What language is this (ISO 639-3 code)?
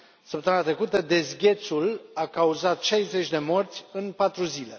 ron